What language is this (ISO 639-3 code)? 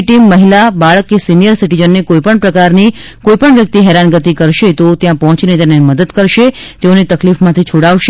guj